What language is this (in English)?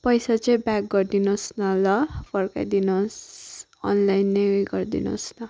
Nepali